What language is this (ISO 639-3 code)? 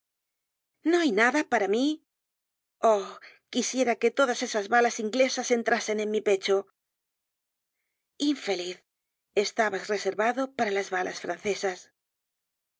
spa